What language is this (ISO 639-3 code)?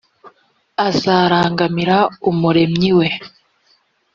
kin